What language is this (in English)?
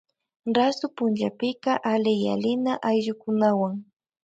Loja Highland Quichua